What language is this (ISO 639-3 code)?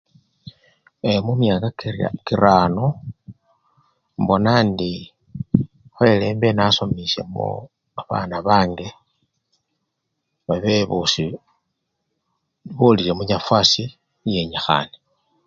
luy